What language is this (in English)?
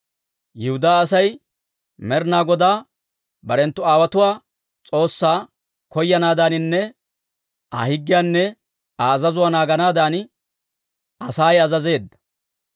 Dawro